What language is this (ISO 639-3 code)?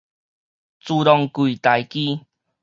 nan